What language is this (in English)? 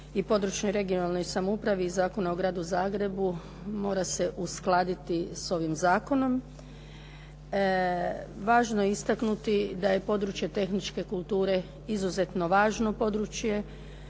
Croatian